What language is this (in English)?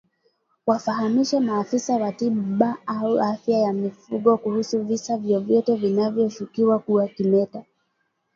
Swahili